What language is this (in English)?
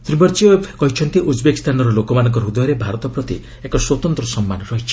Odia